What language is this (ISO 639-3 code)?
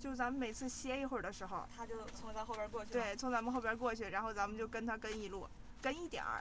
zho